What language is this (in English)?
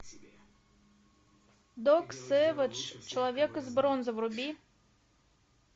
Russian